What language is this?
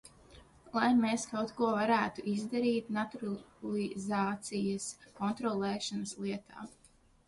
Latvian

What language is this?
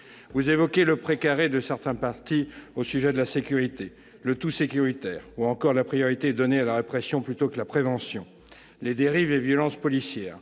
French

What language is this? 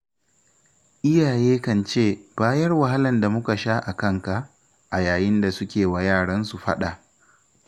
Hausa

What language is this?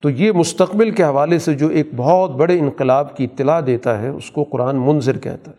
Urdu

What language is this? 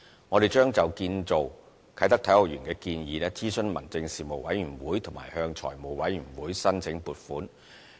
Cantonese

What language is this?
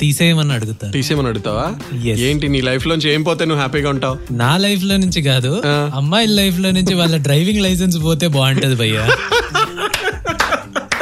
Telugu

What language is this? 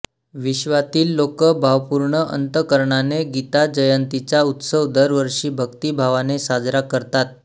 Marathi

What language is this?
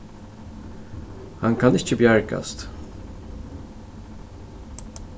Faroese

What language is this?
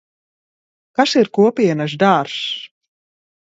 Latvian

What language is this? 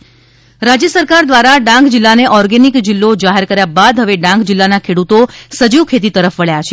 Gujarati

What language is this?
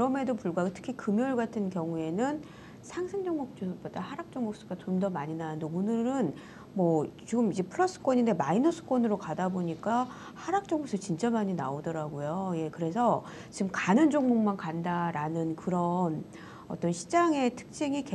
Korean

